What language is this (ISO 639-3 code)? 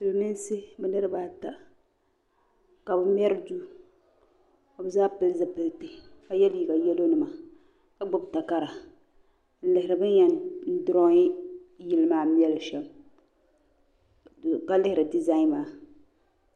dag